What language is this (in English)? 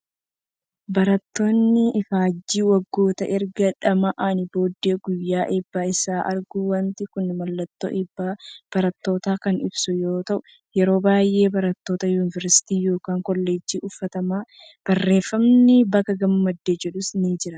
Oromo